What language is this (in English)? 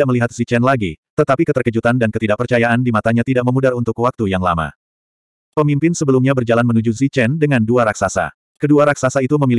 Indonesian